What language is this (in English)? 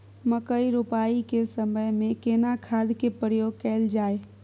Maithili